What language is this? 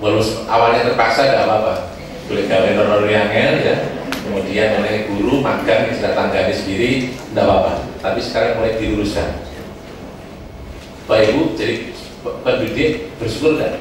Indonesian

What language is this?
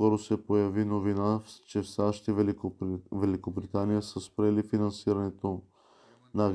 Bulgarian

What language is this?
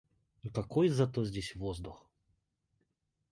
Russian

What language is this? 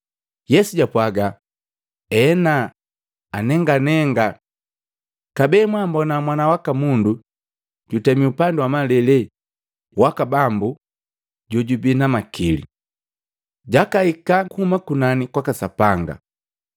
Matengo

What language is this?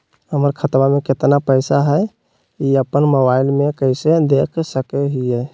Magahi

